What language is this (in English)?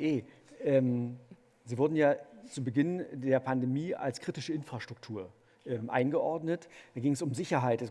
German